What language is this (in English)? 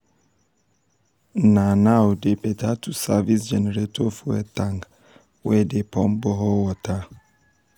Nigerian Pidgin